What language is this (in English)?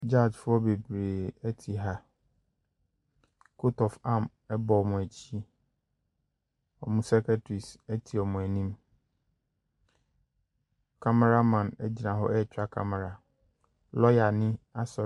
Akan